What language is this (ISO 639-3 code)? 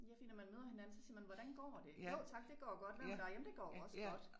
dan